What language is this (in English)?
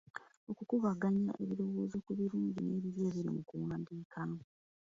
Ganda